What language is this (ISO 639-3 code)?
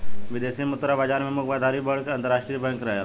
bho